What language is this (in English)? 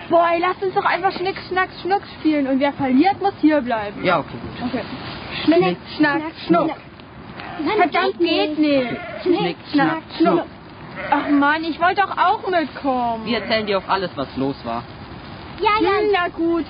German